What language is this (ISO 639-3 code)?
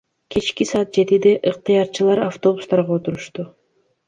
kir